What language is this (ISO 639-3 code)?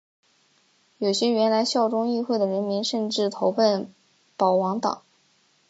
zho